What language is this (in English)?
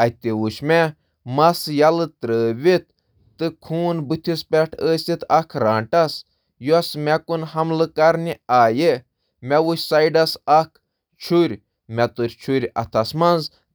Kashmiri